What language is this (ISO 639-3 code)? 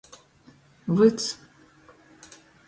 ltg